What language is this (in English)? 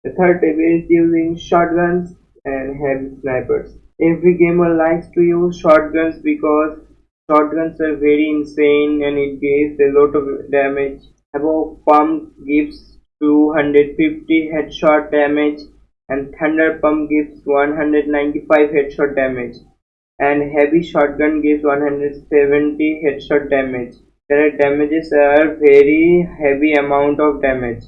English